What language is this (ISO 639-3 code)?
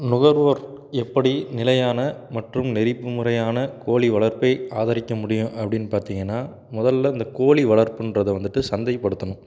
tam